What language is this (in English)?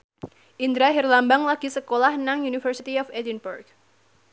Javanese